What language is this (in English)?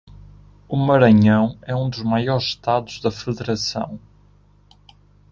Portuguese